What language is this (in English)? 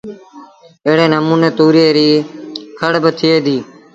Sindhi Bhil